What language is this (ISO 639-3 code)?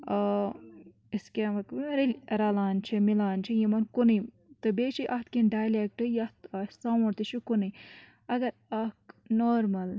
kas